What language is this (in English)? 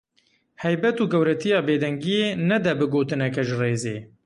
Kurdish